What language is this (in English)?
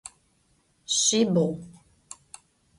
Adyghe